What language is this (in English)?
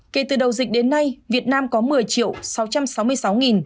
Vietnamese